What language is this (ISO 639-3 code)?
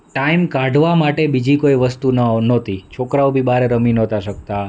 guj